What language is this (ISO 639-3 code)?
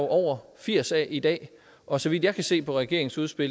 dan